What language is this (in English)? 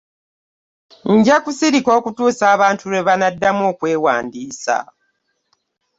Ganda